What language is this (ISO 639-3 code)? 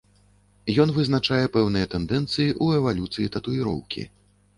bel